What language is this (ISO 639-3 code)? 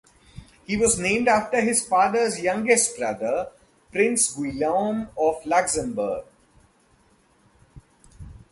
eng